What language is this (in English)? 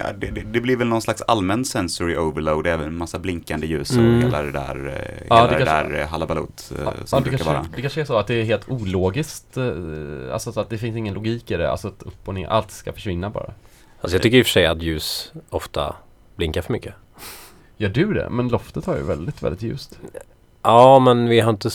Swedish